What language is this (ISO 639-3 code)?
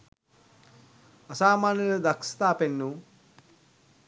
sin